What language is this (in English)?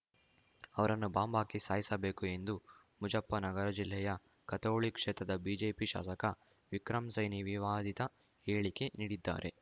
Kannada